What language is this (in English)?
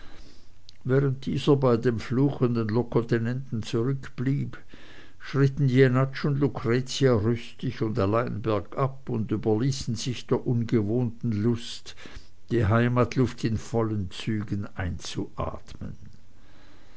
German